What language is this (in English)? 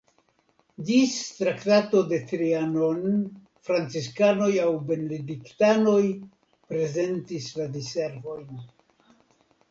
Esperanto